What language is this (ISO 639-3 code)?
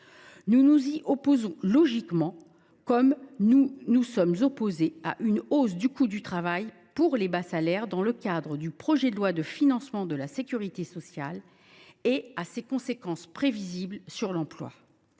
fra